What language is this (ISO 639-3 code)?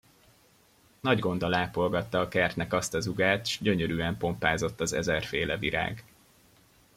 hun